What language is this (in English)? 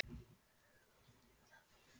Icelandic